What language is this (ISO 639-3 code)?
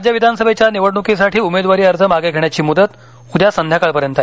mar